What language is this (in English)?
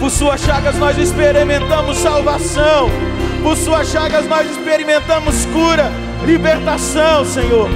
Portuguese